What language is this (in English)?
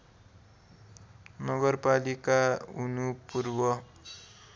Nepali